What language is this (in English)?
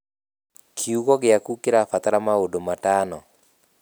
Kikuyu